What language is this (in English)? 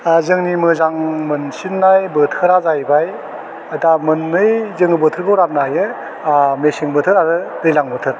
Bodo